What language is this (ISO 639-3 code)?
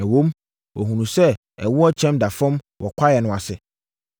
aka